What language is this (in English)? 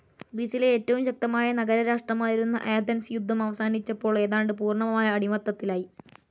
Malayalam